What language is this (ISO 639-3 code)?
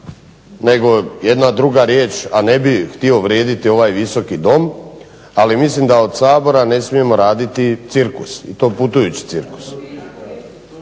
hrv